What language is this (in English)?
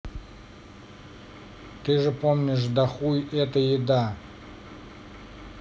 Russian